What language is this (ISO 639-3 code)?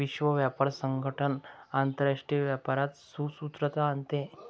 mar